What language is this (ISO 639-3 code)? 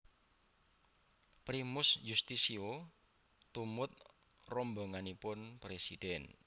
jav